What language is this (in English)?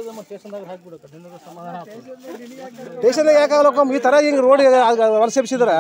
Kannada